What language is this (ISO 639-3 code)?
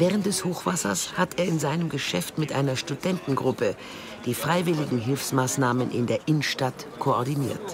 deu